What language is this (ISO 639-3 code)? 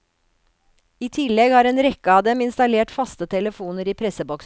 nor